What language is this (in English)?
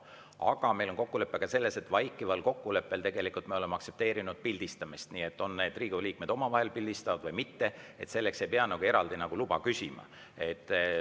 Estonian